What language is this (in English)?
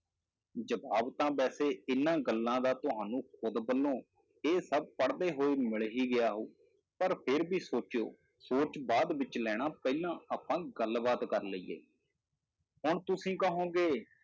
Punjabi